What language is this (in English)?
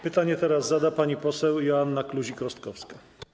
Polish